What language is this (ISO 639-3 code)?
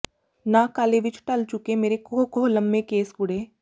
pan